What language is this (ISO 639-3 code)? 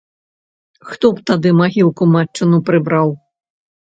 bel